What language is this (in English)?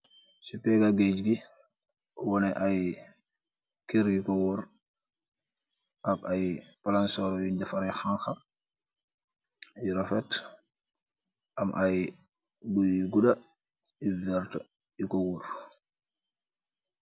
Wolof